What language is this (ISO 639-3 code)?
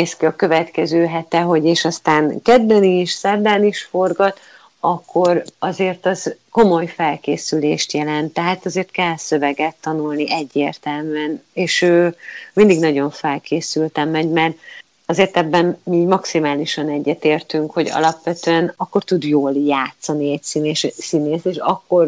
hun